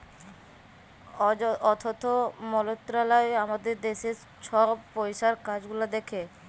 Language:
Bangla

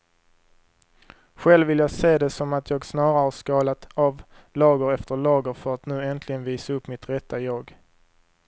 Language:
Swedish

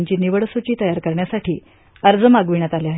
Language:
Marathi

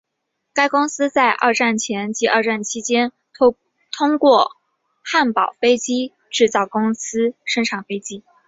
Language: Chinese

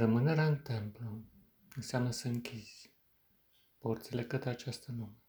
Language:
Romanian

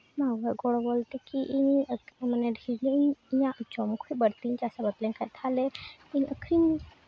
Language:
Santali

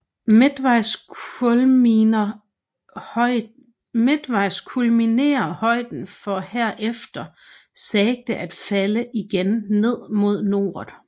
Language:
Danish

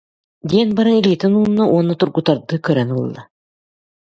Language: Yakut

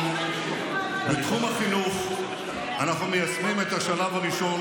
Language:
Hebrew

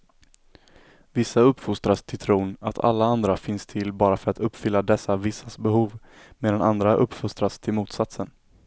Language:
Swedish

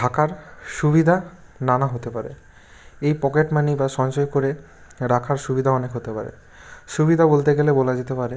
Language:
Bangla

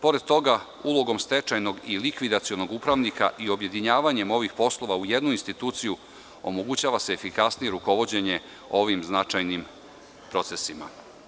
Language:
Serbian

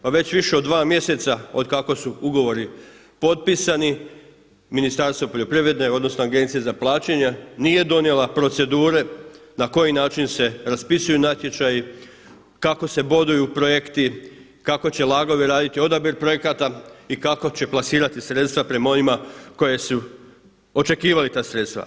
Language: Croatian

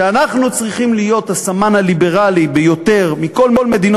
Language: Hebrew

